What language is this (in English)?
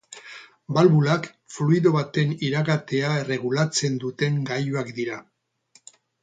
Basque